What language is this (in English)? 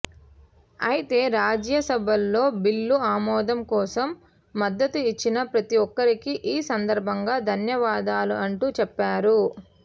Telugu